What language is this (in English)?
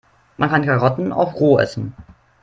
German